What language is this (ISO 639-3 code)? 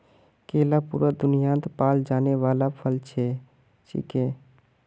mag